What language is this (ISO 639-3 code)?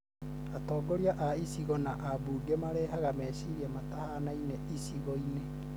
kik